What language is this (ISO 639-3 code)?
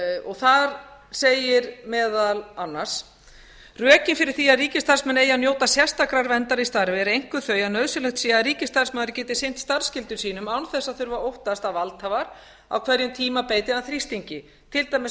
isl